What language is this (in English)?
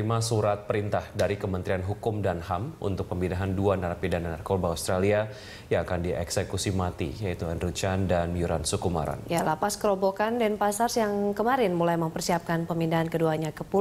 Indonesian